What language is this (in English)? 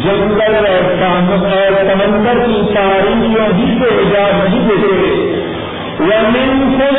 Urdu